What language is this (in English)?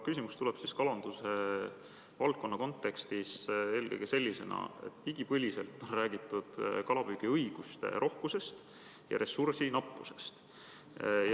Estonian